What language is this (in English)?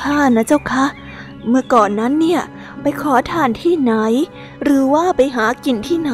Thai